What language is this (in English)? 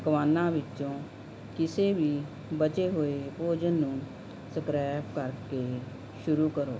Punjabi